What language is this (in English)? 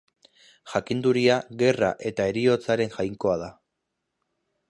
Basque